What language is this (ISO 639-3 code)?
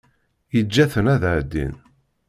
kab